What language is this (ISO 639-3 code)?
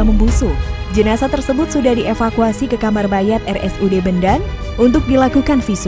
ind